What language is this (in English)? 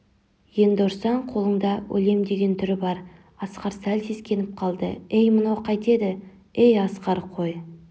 Kazakh